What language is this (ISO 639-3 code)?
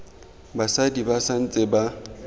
tsn